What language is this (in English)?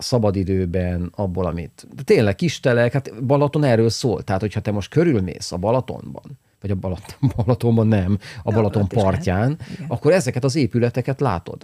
Hungarian